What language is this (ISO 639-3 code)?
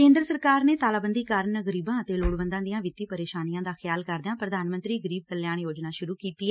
pan